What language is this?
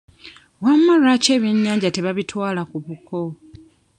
Ganda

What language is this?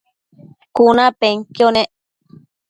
Matsés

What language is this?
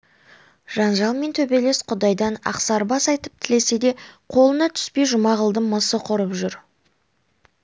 Kazakh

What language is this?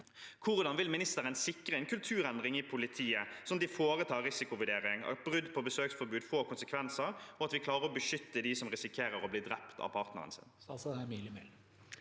Norwegian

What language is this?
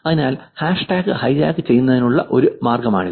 Malayalam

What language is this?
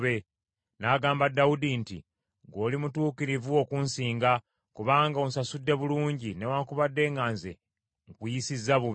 Ganda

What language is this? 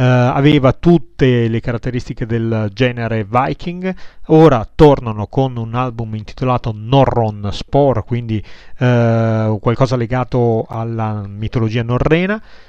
Italian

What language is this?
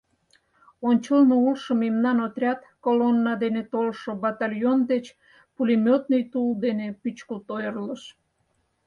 Mari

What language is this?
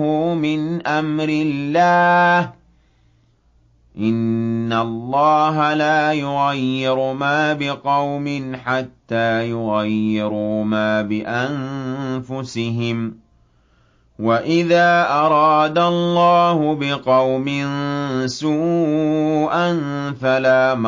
Arabic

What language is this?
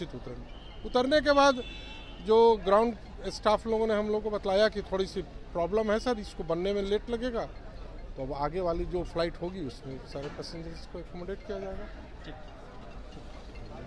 Hindi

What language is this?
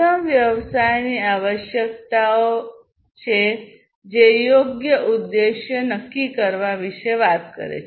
Gujarati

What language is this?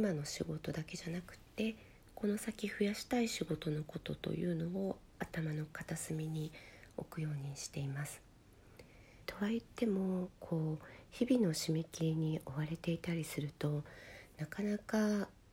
Japanese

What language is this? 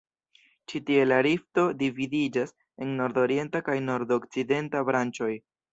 Esperanto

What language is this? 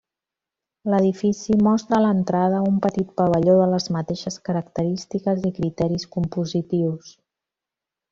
Catalan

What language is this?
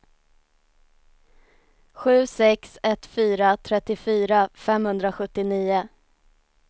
Swedish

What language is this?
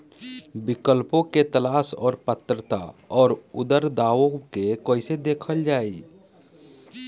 Bhojpuri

